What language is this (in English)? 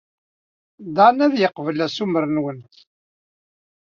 Kabyle